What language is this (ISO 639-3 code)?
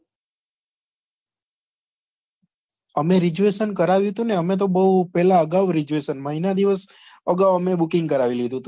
guj